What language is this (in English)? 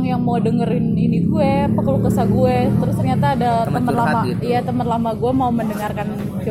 Indonesian